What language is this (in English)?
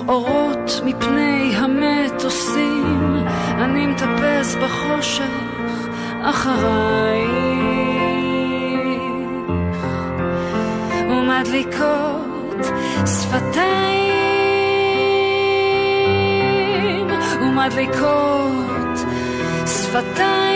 Hebrew